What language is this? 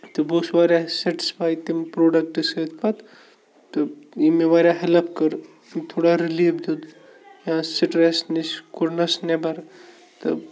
Kashmiri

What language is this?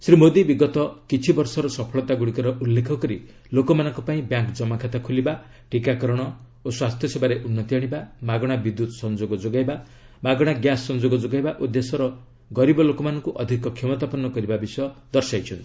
Odia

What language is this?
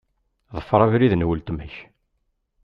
Kabyle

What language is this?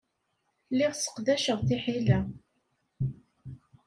Kabyle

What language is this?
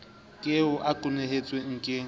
Southern Sotho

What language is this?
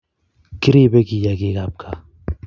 Kalenjin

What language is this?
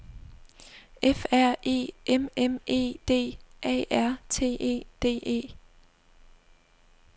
Danish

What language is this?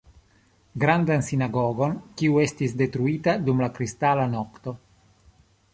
Esperanto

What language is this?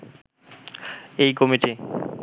Bangla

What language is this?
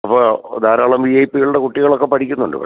Malayalam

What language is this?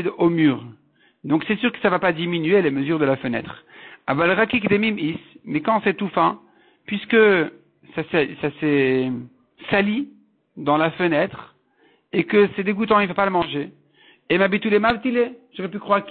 French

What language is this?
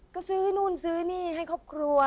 Thai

